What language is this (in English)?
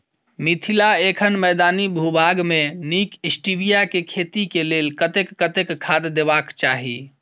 Maithili